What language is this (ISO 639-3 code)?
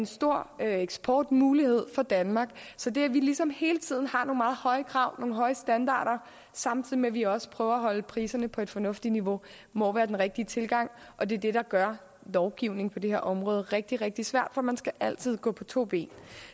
dan